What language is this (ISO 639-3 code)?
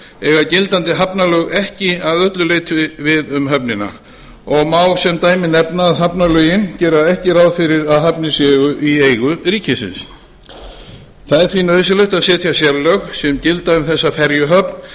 isl